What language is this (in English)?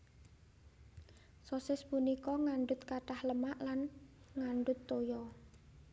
Javanese